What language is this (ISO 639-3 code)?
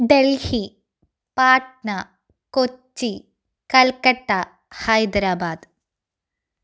mal